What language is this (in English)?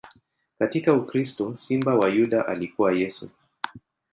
Swahili